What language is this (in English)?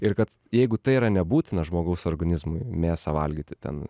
Lithuanian